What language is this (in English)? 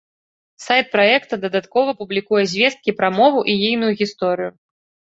Belarusian